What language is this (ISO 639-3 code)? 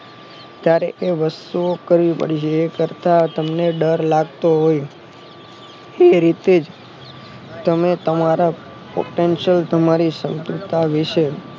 guj